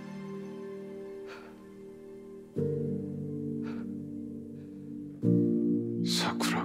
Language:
Korean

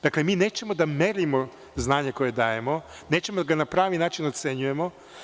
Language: Serbian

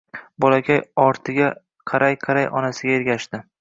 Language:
Uzbek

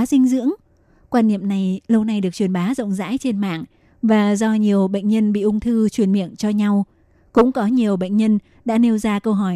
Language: Vietnamese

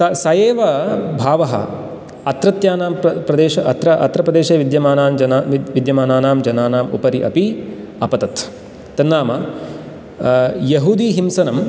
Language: Sanskrit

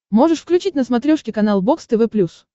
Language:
Russian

